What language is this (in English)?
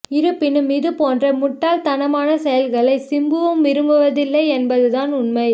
Tamil